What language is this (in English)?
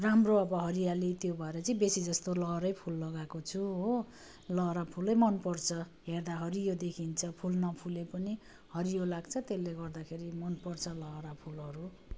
Nepali